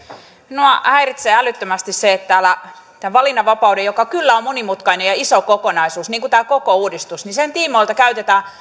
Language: Finnish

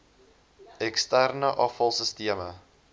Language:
Afrikaans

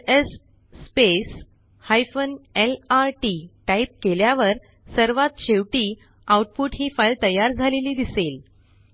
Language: Marathi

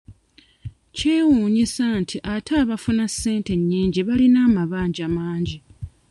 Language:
Ganda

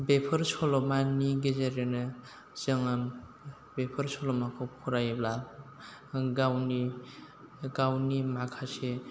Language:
Bodo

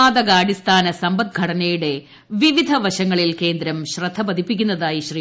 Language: Malayalam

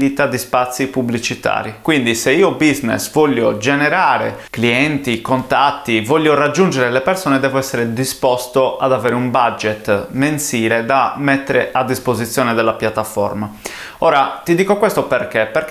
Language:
Italian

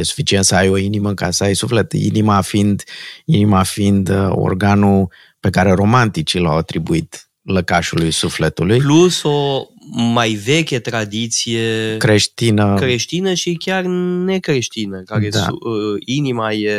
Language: Romanian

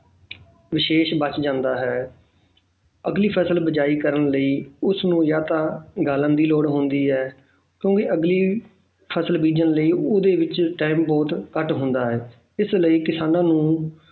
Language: Punjabi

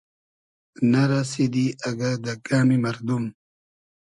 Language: Hazaragi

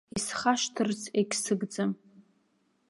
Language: Abkhazian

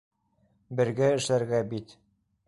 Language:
Bashkir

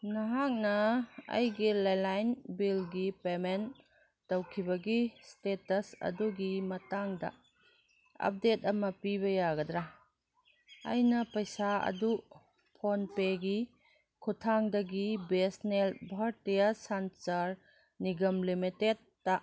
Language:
Manipuri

